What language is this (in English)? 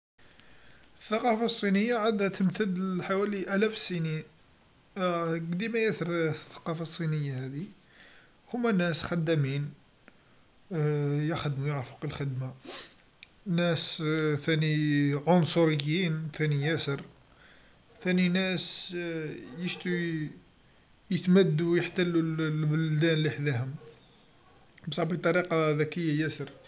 Algerian Arabic